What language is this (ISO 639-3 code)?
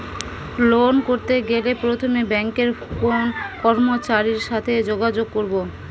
ben